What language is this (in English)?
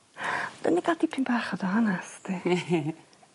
Welsh